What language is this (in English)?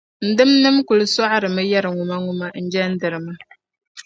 Dagbani